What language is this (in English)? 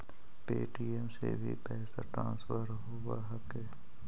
Magahi